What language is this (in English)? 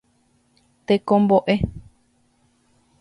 Guarani